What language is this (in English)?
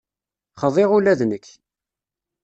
Kabyle